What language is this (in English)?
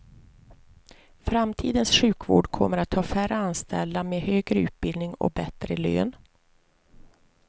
Swedish